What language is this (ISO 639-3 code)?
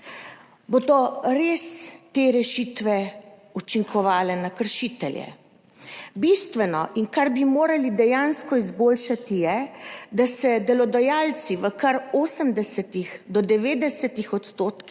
slv